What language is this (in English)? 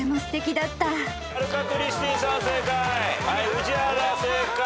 Japanese